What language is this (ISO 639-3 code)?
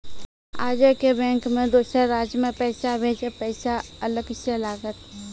mai